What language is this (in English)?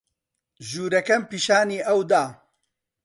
Central Kurdish